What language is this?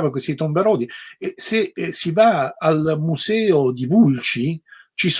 Italian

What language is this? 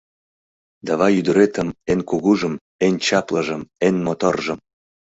Mari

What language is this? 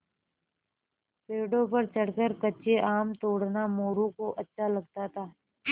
Hindi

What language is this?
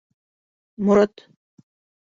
Bashkir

